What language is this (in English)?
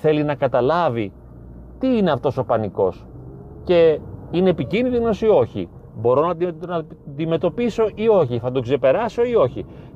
Greek